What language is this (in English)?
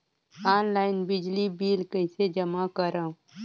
Chhattisgarhi